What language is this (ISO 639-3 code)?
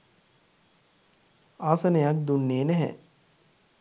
sin